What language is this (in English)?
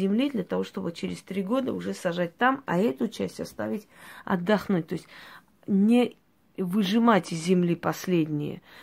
Russian